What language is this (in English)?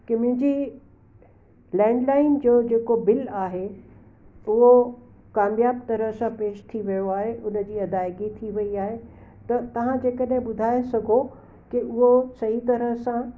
Sindhi